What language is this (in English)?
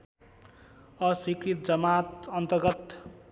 Nepali